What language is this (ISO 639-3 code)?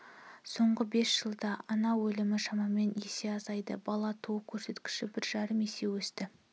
kaz